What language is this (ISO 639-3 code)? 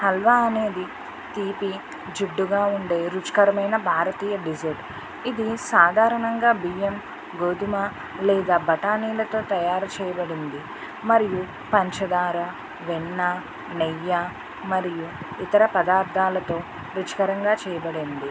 tel